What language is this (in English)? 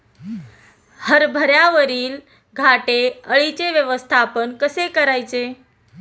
Marathi